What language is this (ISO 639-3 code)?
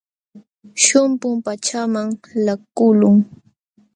qxw